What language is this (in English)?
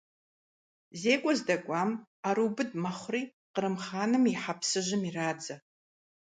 Kabardian